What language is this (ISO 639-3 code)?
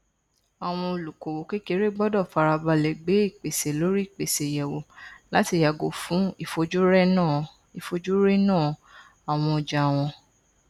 yor